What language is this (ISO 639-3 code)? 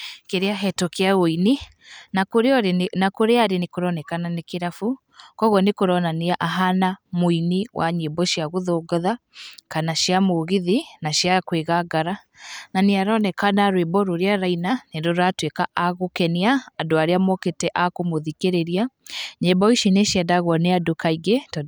kik